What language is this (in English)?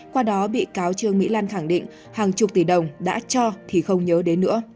Vietnamese